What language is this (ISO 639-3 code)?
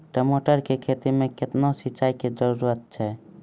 mai